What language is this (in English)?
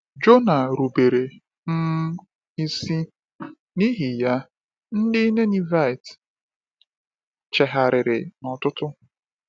Igbo